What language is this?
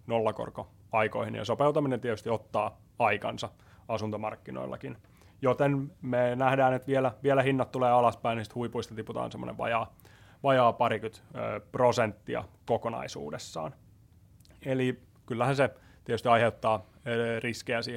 Finnish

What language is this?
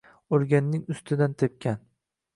Uzbek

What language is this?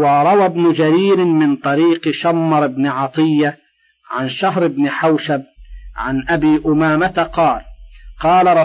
Arabic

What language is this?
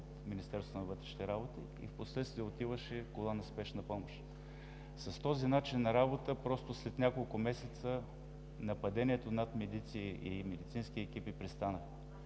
Bulgarian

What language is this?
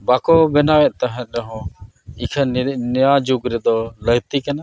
Santali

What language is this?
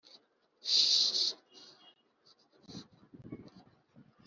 Kinyarwanda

